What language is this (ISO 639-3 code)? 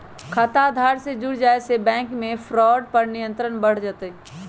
mag